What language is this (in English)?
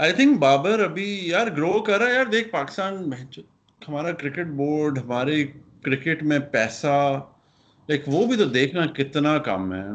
Urdu